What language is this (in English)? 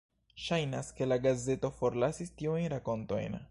Esperanto